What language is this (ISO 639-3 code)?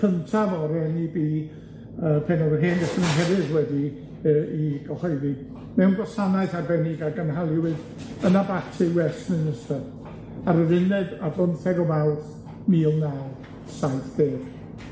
cym